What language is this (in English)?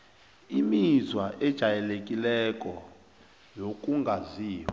South Ndebele